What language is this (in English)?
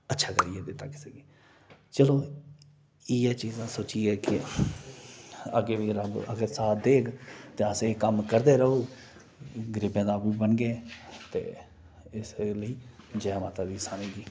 Dogri